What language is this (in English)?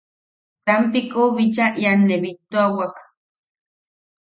Yaqui